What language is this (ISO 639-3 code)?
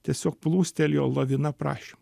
lit